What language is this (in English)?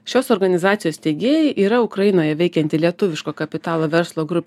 Lithuanian